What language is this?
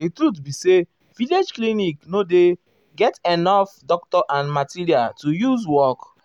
Nigerian Pidgin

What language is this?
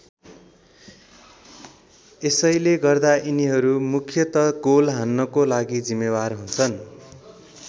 Nepali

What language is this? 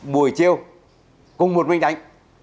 Vietnamese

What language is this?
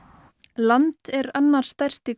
Icelandic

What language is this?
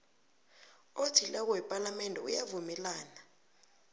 South Ndebele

